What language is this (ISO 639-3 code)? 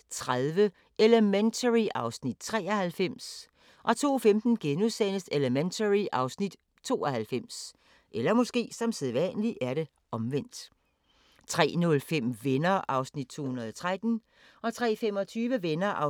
dan